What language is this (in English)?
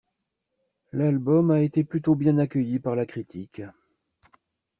French